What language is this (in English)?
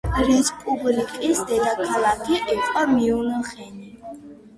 Georgian